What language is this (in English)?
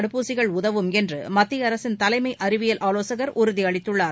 Tamil